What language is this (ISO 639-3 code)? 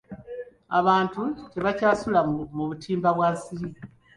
lug